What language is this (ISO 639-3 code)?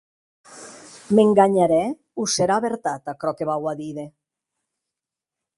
oci